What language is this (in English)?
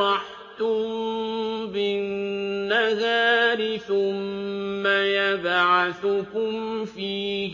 Arabic